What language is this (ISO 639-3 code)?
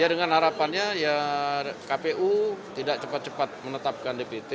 ind